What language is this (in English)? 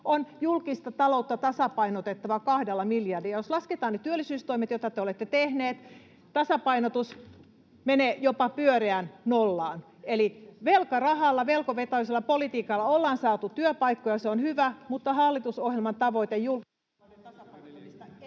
Finnish